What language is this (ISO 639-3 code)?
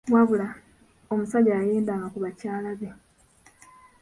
lug